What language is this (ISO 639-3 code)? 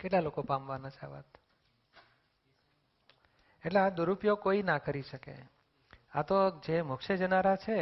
guj